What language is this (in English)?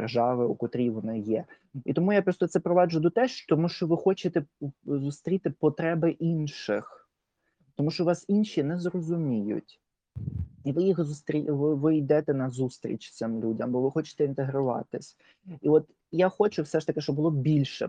Ukrainian